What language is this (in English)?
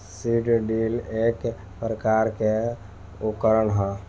Bhojpuri